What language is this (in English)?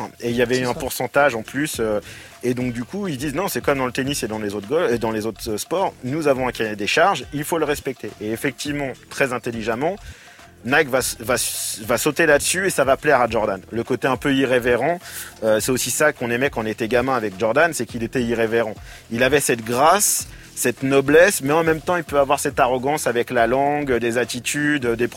French